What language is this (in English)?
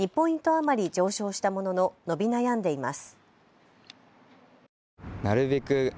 Japanese